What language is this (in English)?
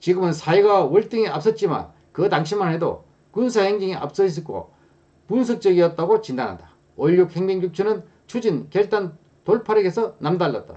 Korean